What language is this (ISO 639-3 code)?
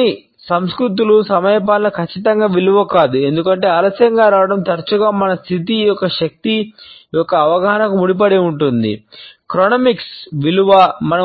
tel